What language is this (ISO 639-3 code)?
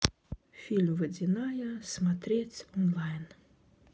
rus